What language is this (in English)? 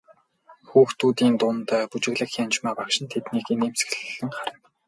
Mongolian